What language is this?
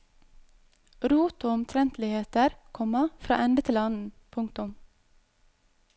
Norwegian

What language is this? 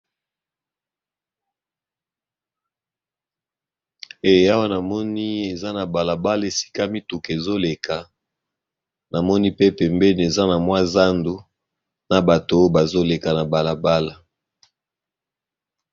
Lingala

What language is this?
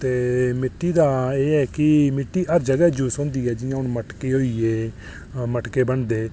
Dogri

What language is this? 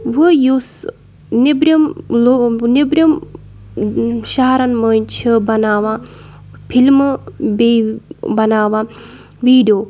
Kashmiri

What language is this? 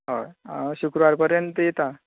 Konkani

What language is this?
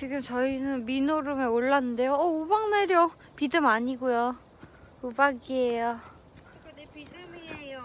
Korean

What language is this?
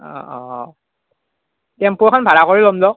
Assamese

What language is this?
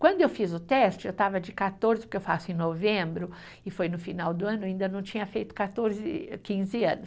Portuguese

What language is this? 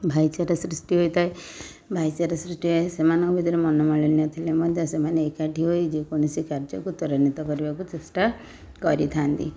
Odia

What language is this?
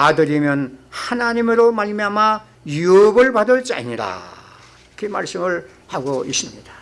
Korean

